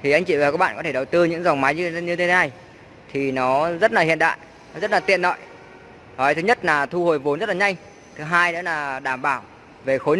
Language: Vietnamese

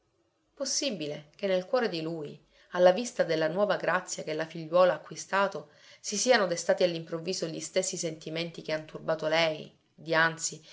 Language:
Italian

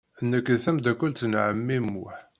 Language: Kabyle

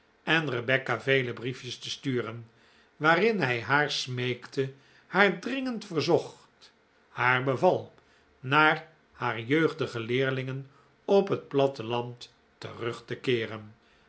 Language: Dutch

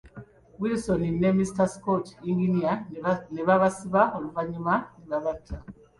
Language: Ganda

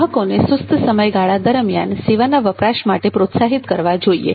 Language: Gujarati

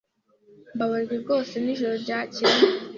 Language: Kinyarwanda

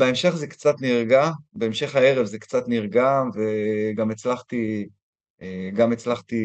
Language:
Hebrew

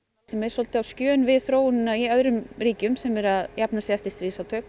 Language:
Icelandic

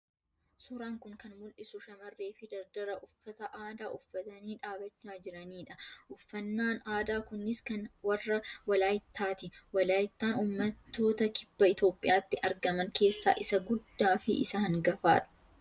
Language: Oromo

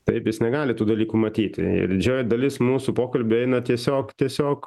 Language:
Lithuanian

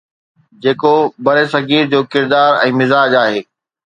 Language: Sindhi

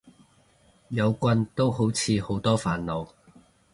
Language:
Cantonese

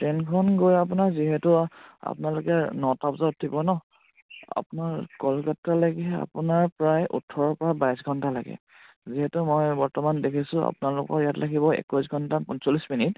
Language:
Assamese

